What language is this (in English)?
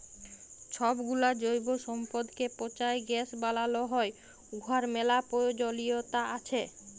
Bangla